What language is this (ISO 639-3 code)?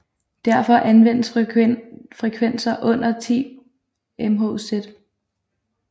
dan